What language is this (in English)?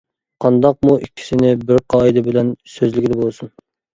Uyghur